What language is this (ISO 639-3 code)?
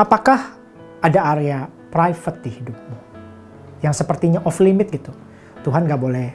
ind